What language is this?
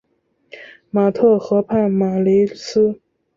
Chinese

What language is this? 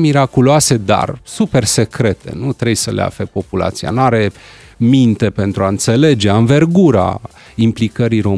Romanian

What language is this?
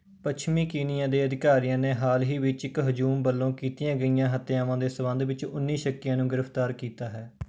Punjabi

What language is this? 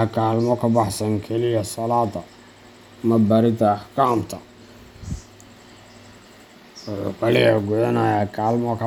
Somali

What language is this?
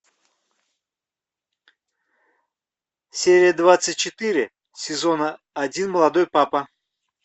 Russian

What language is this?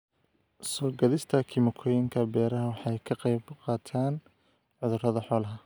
Somali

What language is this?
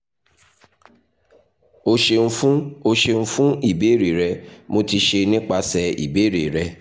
Yoruba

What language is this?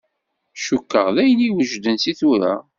Kabyle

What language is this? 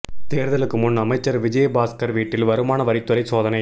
Tamil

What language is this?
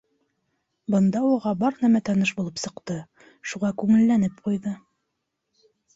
Bashkir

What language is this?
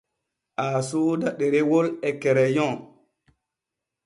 Borgu Fulfulde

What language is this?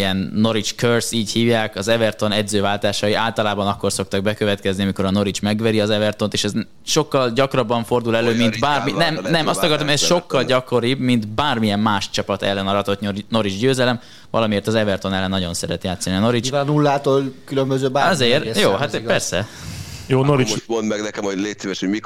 Hungarian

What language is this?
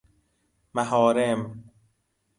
Persian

